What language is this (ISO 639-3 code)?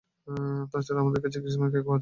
ben